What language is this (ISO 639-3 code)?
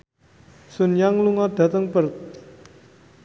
jav